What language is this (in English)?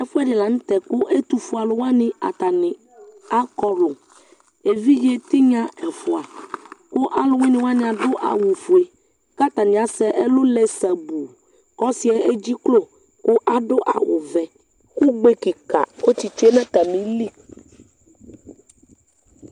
Ikposo